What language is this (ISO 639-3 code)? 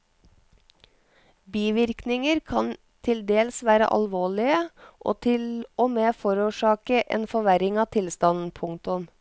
nor